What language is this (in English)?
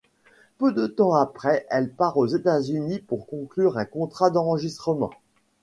French